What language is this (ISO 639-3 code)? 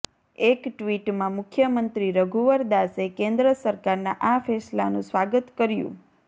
guj